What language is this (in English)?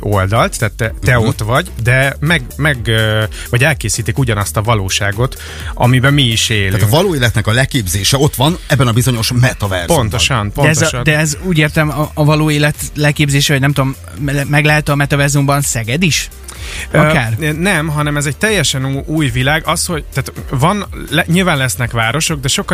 Hungarian